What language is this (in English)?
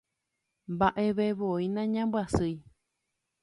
Guarani